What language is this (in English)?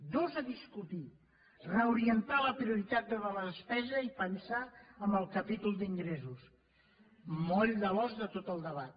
Catalan